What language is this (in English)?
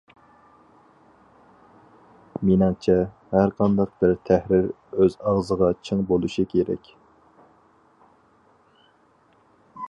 Uyghur